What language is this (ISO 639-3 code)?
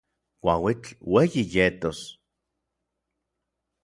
nlv